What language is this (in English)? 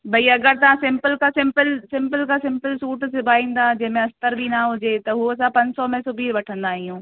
Sindhi